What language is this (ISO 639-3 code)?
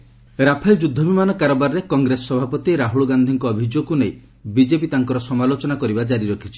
ori